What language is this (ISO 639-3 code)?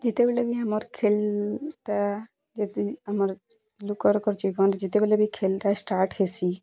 ori